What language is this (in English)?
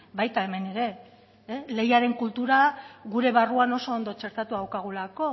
Basque